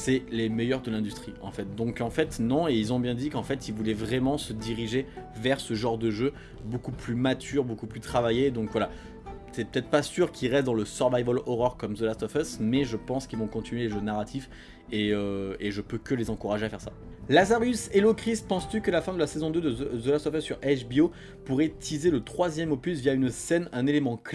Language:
French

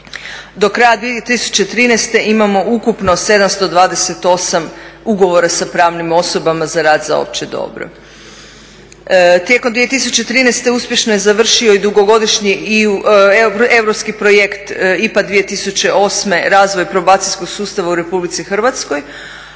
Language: Croatian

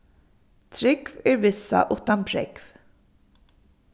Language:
Faroese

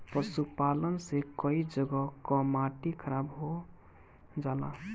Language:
Bhojpuri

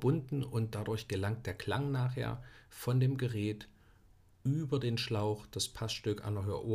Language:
German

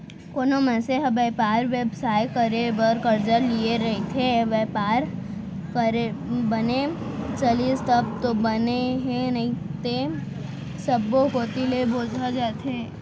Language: Chhattisgarhi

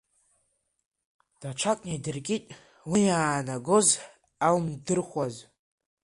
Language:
Abkhazian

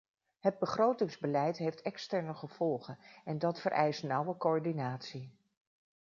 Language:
Dutch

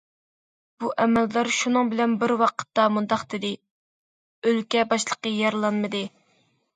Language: Uyghur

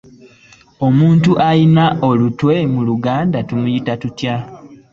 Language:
Ganda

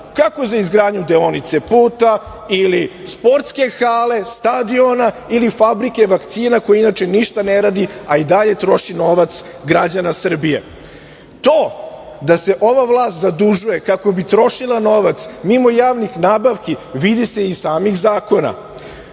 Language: Serbian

